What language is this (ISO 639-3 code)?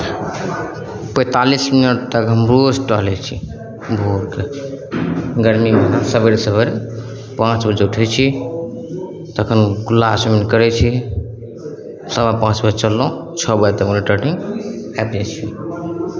mai